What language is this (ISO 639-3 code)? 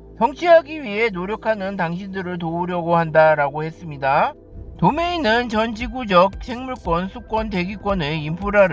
kor